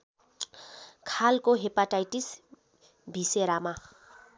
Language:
Nepali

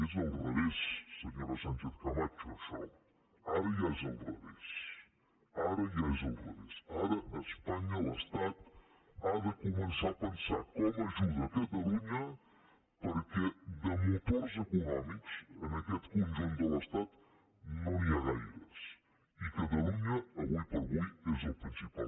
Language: Catalan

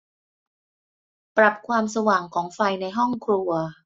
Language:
Thai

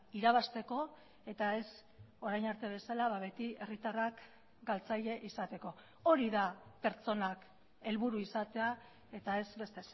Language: Basque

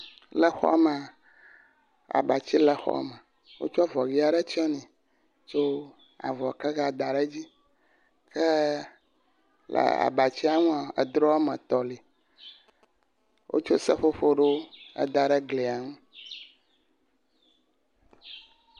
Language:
Ewe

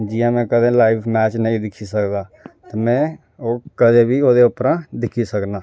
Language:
Dogri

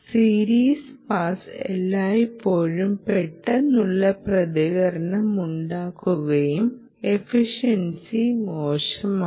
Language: Malayalam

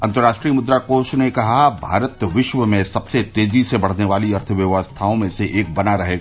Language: Hindi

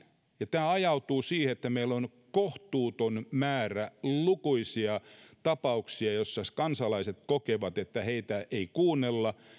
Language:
Finnish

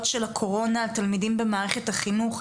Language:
Hebrew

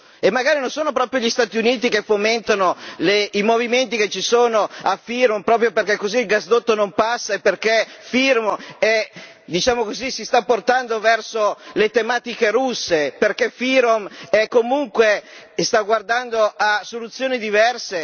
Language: Italian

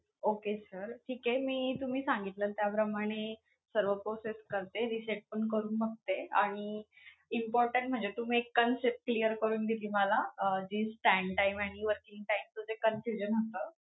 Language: Marathi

